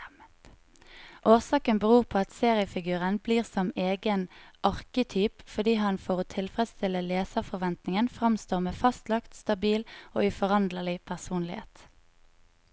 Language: Norwegian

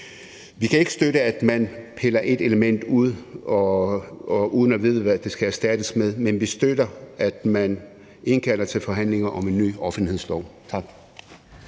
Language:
Danish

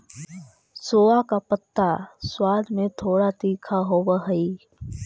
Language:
Magahi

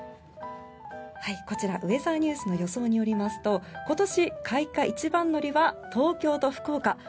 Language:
Japanese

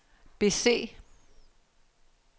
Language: Danish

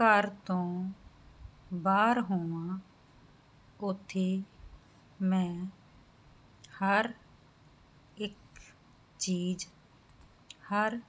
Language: Punjabi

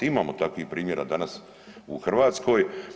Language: Croatian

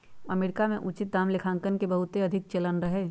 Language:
Magahi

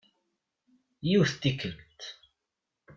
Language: Kabyle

